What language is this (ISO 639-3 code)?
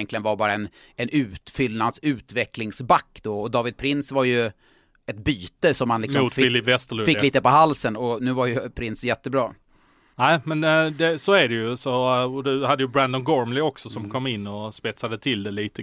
swe